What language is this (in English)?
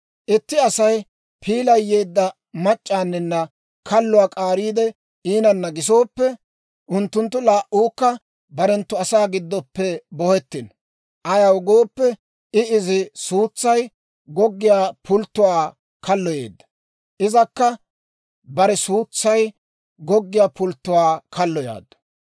Dawro